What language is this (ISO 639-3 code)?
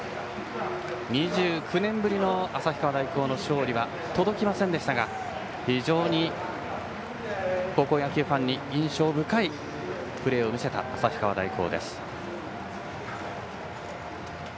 jpn